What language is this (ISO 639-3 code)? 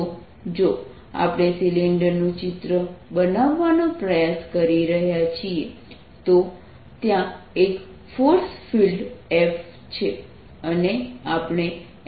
guj